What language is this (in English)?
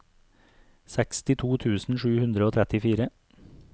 Norwegian